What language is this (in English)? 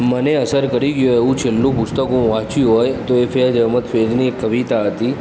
Gujarati